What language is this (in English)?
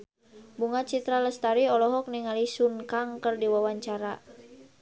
Sundanese